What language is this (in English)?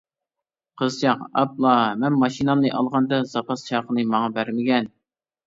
Uyghur